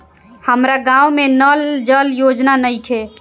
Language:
Bhojpuri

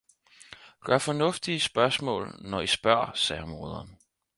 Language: Danish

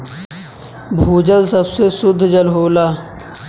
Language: Bhojpuri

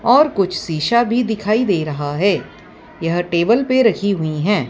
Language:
Hindi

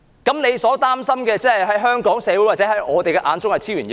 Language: Cantonese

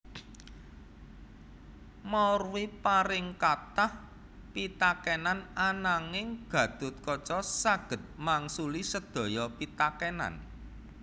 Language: Javanese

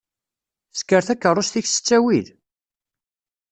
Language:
Kabyle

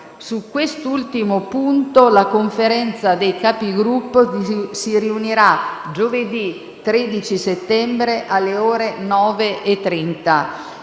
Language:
Italian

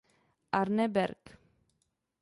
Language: Czech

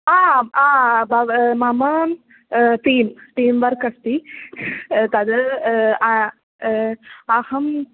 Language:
Sanskrit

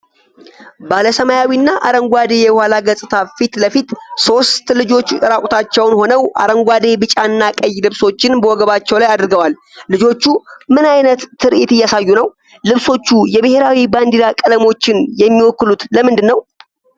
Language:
Amharic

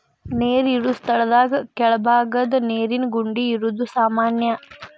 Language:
Kannada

